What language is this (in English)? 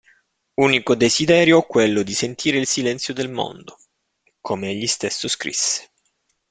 Italian